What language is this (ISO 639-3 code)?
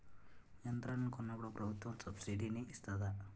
tel